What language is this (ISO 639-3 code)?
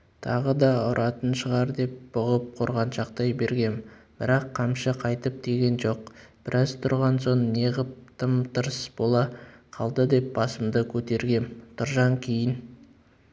kaz